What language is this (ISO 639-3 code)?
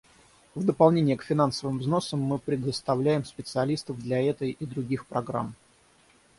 rus